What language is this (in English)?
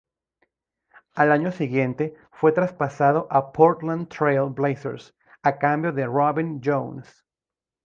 Spanish